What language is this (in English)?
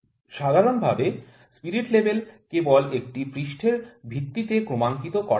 Bangla